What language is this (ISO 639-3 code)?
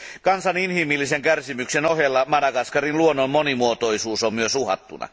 fin